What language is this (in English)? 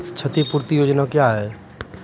Maithili